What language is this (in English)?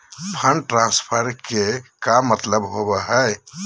Magahi